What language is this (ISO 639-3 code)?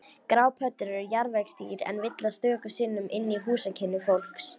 isl